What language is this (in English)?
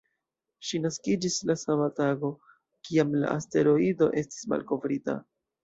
Esperanto